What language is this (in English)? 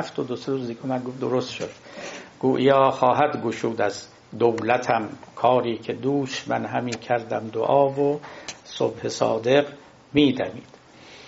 Persian